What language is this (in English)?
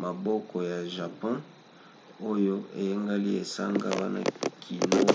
Lingala